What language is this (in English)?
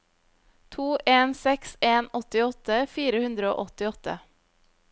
Norwegian